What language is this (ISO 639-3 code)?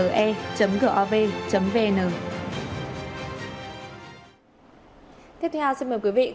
vie